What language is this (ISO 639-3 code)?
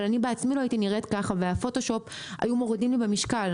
heb